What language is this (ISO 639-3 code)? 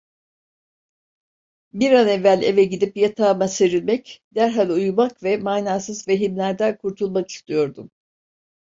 tur